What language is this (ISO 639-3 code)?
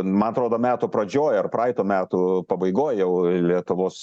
lit